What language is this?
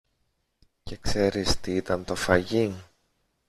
Greek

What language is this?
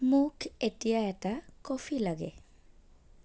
Assamese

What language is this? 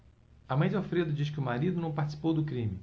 Portuguese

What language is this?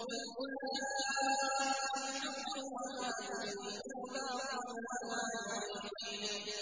Arabic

